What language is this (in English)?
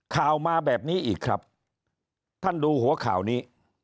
Thai